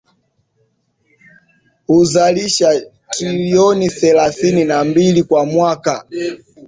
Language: Swahili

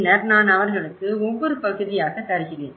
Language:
Tamil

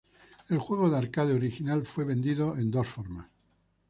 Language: Spanish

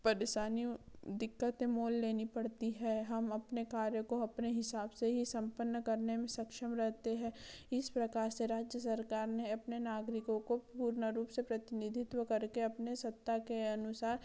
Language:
Hindi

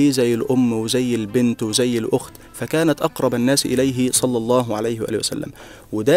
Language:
Arabic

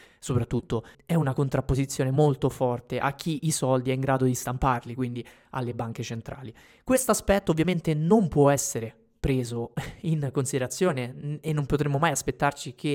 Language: Italian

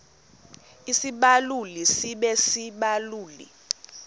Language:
Xhosa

